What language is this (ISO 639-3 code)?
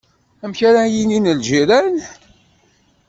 kab